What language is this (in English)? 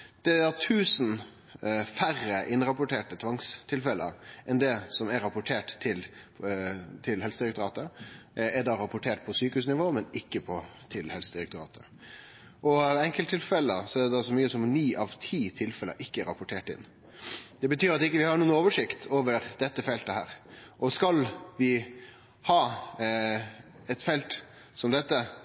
Norwegian Nynorsk